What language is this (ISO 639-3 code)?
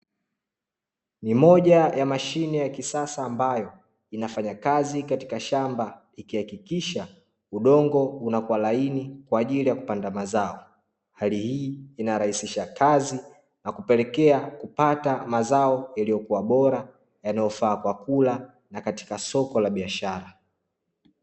swa